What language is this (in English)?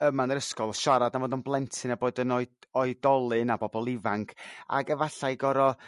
Welsh